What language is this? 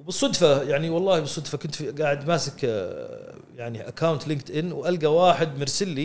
Arabic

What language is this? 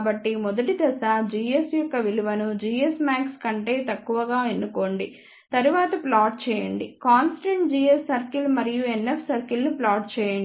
Telugu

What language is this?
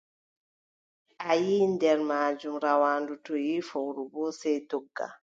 Adamawa Fulfulde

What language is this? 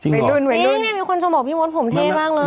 Thai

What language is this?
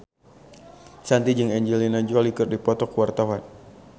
Sundanese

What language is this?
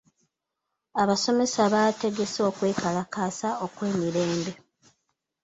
Ganda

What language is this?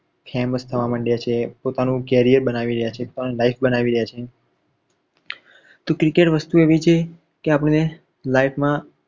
Gujarati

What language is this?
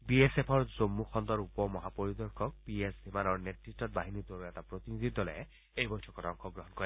Assamese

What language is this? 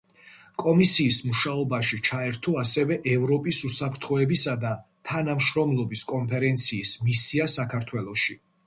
Georgian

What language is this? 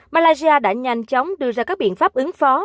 Vietnamese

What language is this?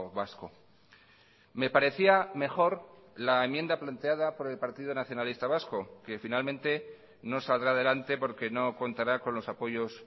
Spanish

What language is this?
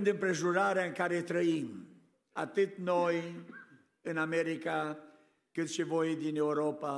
Romanian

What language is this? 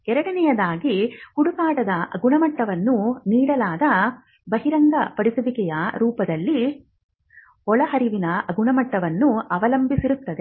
Kannada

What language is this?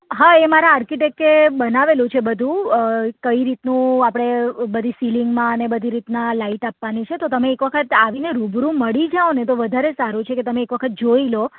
Gujarati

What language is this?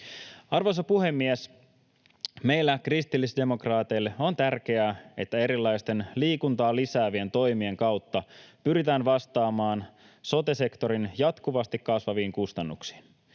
Finnish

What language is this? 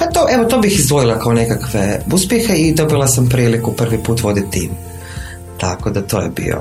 Croatian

